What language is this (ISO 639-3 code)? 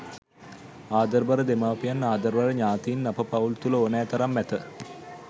sin